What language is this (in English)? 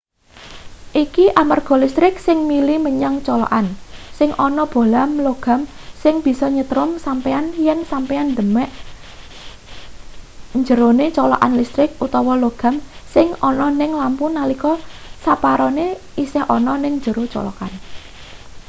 Javanese